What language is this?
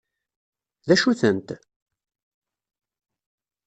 Kabyle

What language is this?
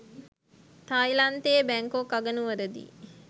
Sinhala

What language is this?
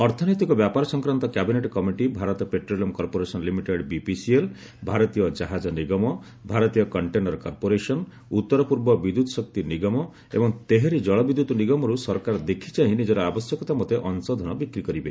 Odia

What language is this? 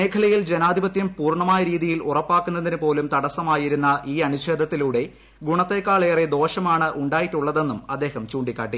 Malayalam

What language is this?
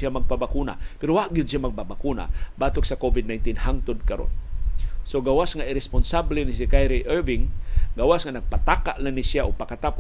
Filipino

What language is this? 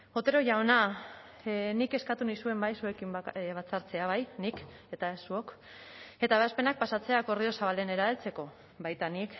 Basque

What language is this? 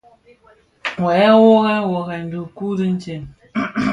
Bafia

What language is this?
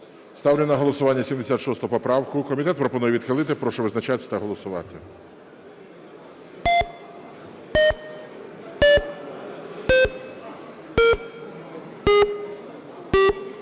Ukrainian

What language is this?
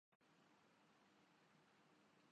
Urdu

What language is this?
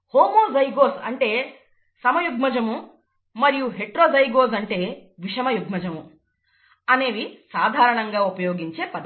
Telugu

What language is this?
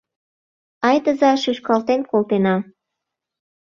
Mari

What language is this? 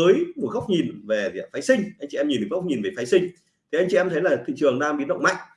Vietnamese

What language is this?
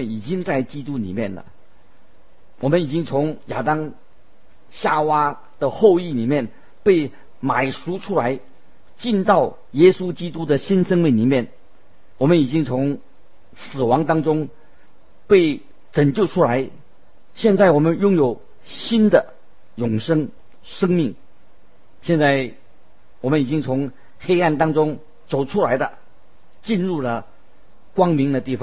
Chinese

